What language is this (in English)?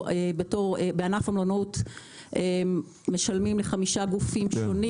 Hebrew